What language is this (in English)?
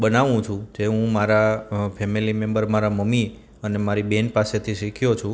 Gujarati